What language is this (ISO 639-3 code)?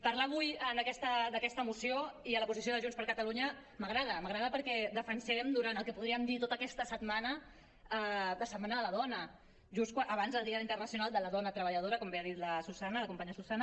cat